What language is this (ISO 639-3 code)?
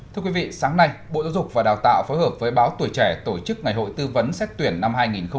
vie